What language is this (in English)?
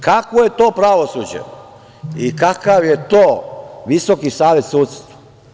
Serbian